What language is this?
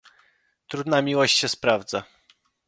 Polish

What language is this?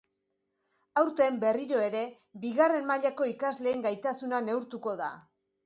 Basque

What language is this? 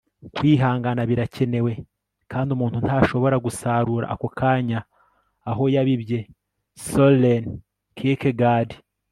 Kinyarwanda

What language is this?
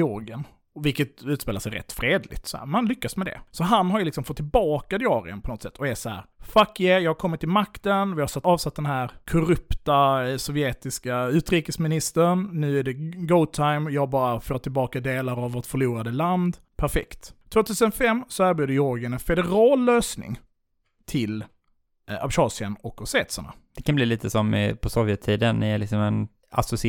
Swedish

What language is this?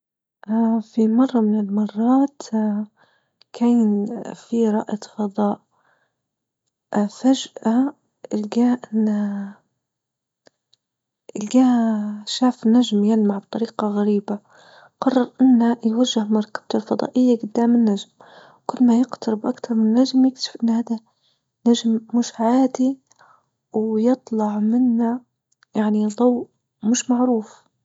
Libyan Arabic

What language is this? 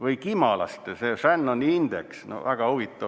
Estonian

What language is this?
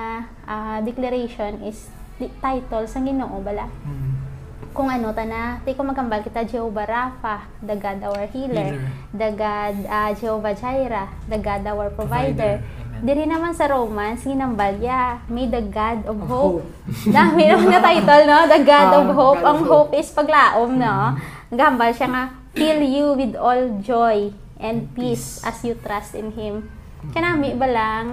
Filipino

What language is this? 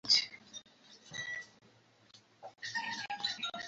Swahili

